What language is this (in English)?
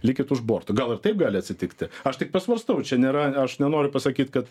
Lithuanian